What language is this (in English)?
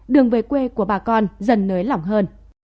Vietnamese